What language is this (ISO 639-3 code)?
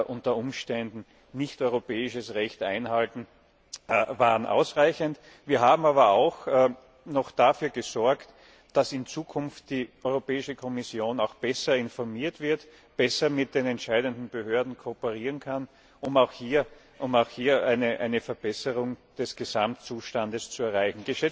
deu